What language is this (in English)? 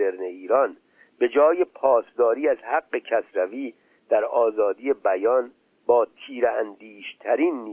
Persian